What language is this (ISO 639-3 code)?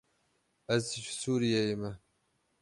kur